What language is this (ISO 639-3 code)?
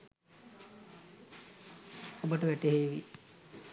sin